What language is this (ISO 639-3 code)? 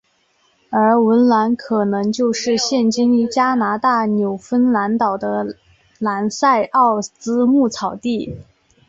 zho